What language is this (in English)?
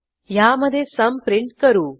Marathi